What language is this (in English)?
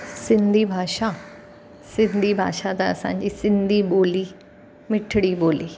Sindhi